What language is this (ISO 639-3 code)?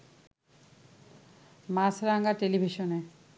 ben